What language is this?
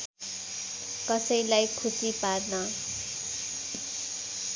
Nepali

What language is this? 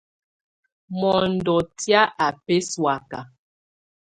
Tunen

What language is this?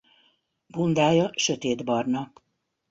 Hungarian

